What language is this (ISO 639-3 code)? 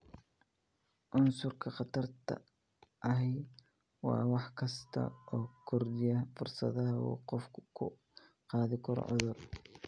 som